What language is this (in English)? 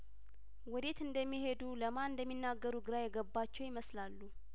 Amharic